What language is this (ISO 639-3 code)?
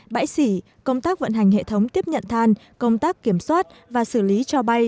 vie